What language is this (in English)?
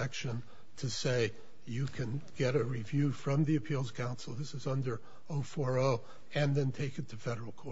English